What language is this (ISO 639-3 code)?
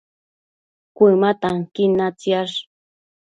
mcf